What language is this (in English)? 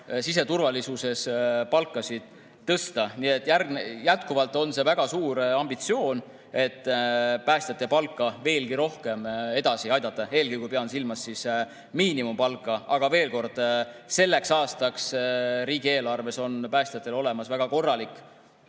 Estonian